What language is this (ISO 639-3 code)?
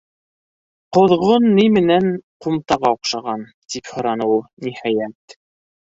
bak